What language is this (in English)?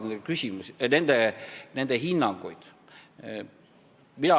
Estonian